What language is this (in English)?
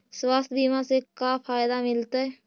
Magahi